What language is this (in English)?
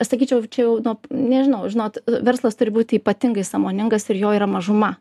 Lithuanian